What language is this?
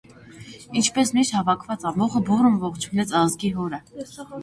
Armenian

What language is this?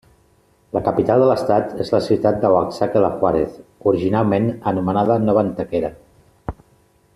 Catalan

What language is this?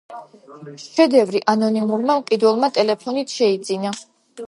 Georgian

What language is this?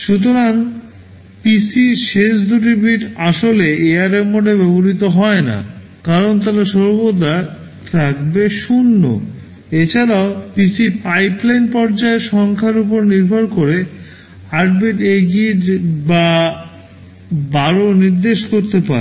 Bangla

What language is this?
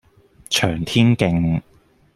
Cantonese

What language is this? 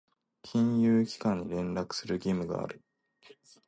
Japanese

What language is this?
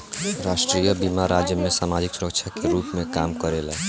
Bhojpuri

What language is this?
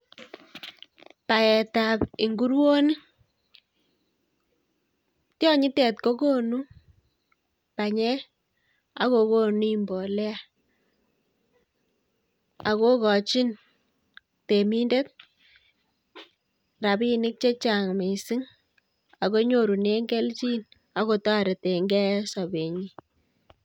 Kalenjin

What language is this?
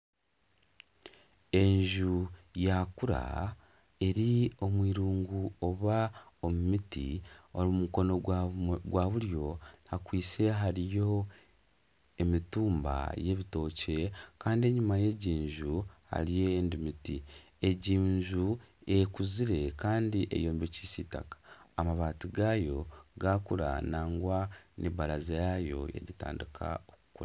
Nyankole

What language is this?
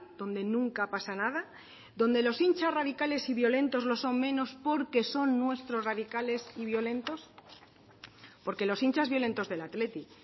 Spanish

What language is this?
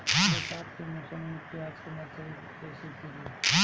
Bhojpuri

